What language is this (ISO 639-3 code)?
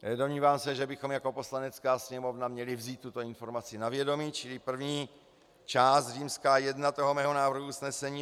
ces